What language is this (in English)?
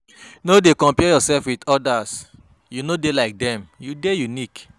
Nigerian Pidgin